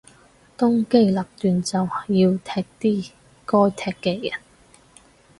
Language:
Cantonese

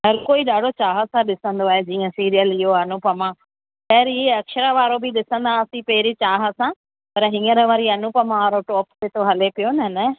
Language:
Sindhi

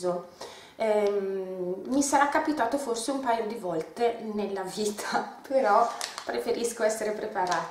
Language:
Italian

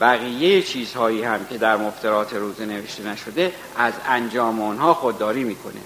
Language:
Persian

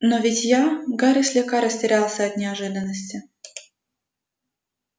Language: Russian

